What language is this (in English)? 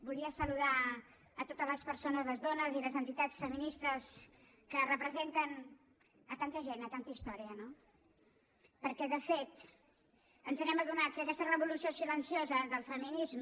Catalan